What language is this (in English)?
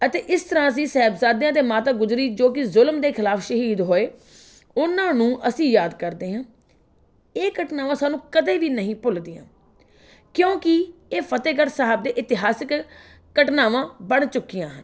Punjabi